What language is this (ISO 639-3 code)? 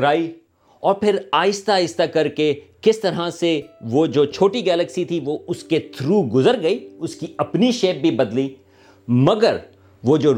urd